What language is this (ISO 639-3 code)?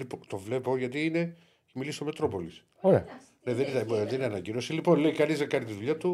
ell